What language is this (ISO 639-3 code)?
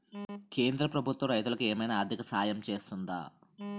tel